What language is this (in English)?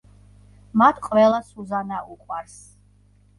Georgian